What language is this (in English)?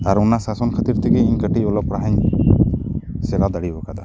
Santali